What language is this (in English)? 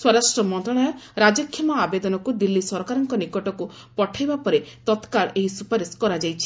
Odia